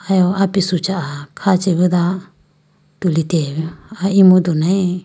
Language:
Idu-Mishmi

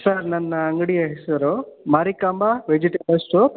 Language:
Kannada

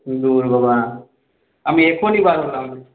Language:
Bangla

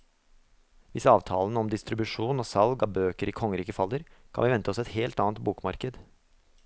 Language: Norwegian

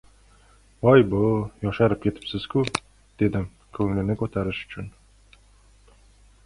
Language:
Uzbek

